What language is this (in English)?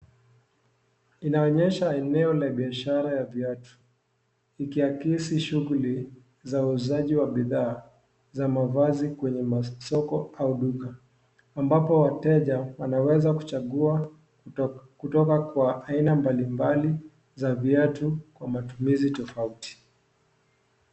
Swahili